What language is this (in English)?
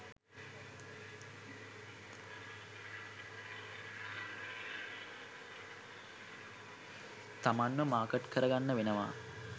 Sinhala